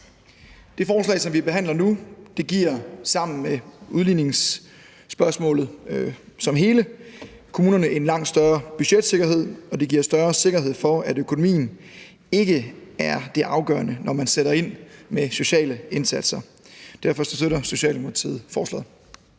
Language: Danish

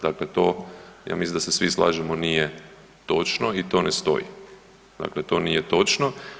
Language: Croatian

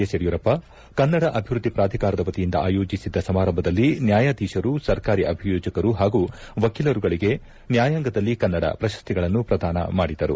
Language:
Kannada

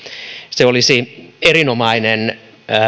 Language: Finnish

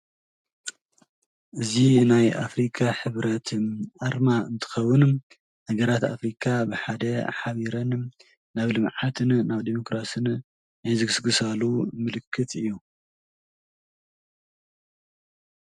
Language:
Tigrinya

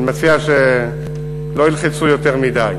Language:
Hebrew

